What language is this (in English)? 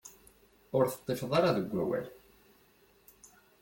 Kabyle